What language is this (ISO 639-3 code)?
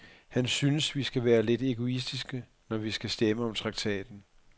dan